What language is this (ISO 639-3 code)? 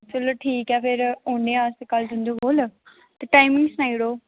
doi